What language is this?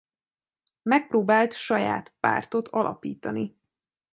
Hungarian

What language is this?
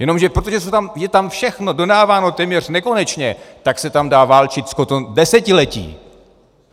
Czech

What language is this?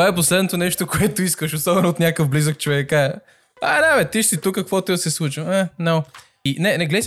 Bulgarian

